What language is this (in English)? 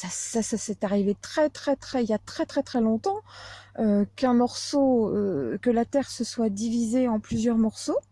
French